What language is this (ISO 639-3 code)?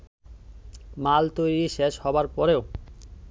ben